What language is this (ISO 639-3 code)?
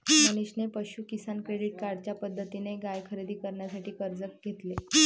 mar